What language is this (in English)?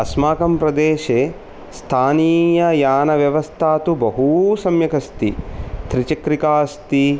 Sanskrit